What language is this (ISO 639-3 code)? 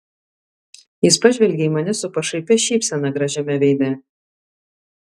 lit